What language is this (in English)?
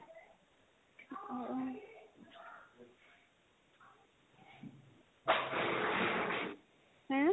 Assamese